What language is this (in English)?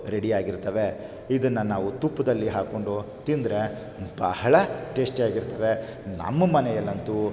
Kannada